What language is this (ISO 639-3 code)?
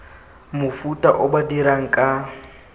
tsn